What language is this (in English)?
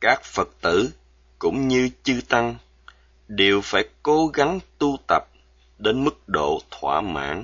Vietnamese